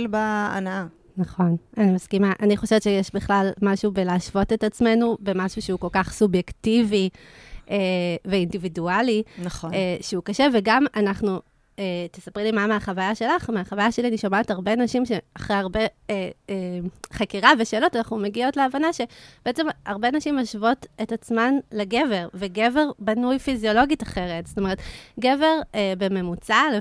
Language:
Hebrew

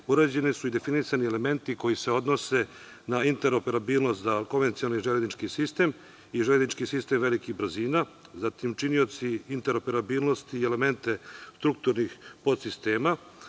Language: Serbian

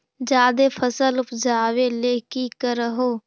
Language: Magahi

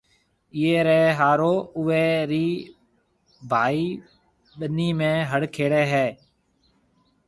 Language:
Marwari (Pakistan)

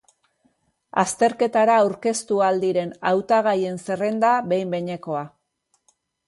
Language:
Basque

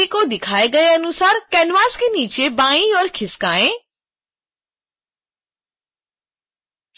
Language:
Hindi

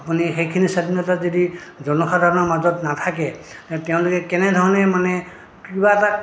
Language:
Assamese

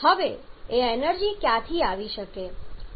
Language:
Gujarati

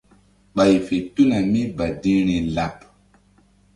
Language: Mbum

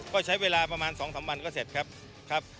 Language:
Thai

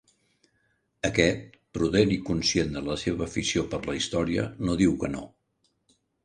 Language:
Catalan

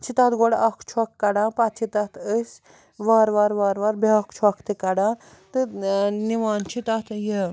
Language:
Kashmiri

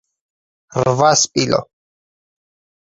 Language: Georgian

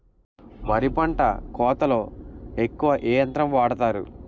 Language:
Telugu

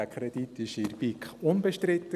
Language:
Swiss German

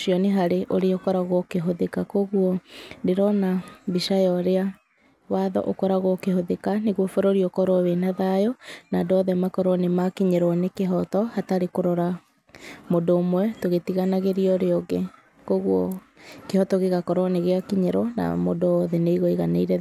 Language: Kikuyu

